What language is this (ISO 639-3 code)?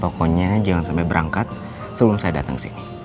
ind